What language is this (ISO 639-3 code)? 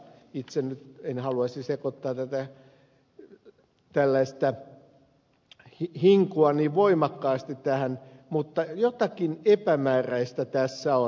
fin